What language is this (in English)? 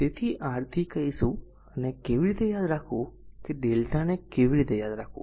Gujarati